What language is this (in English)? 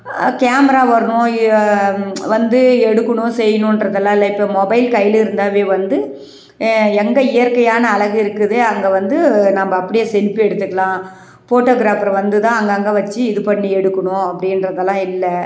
Tamil